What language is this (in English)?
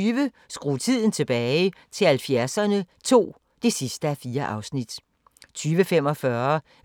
Danish